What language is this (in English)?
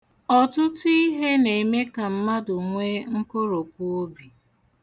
Igbo